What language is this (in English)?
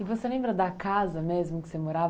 Portuguese